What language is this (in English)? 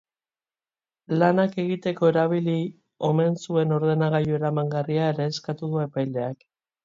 Basque